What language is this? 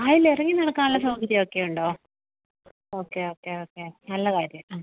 Malayalam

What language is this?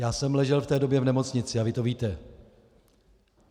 Czech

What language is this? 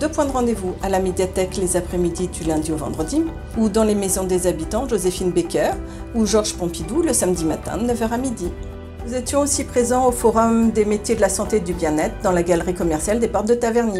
French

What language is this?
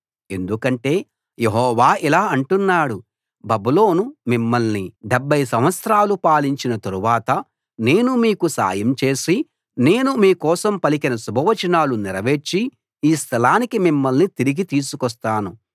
Telugu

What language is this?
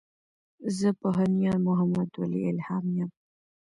Pashto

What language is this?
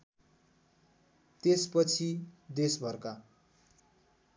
Nepali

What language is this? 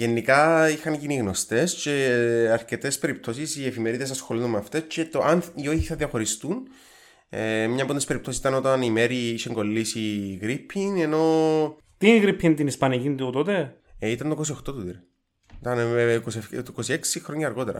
Greek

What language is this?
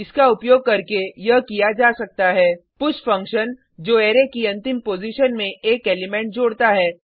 Hindi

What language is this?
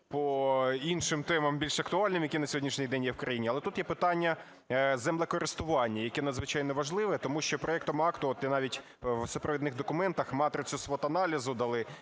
Ukrainian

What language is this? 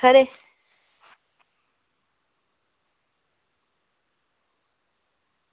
Dogri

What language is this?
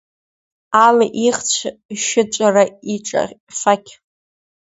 Abkhazian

